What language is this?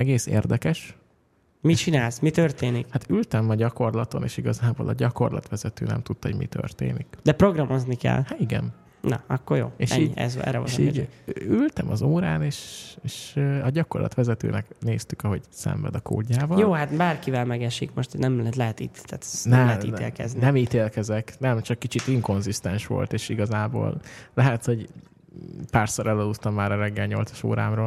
Hungarian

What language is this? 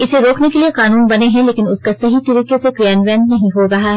Hindi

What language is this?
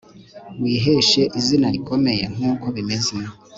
Kinyarwanda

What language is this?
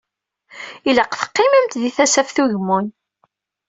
Kabyle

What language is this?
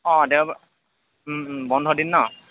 Assamese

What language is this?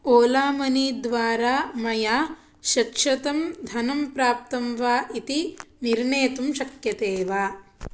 Sanskrit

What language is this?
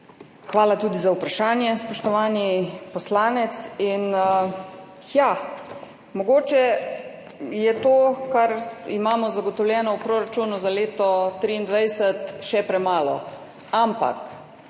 Slovenian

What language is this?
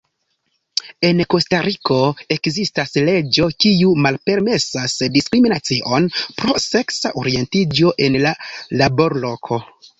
Esperanto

